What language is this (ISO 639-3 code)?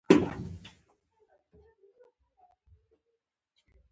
pus